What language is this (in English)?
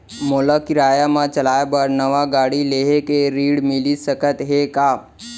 Chhattisgarhi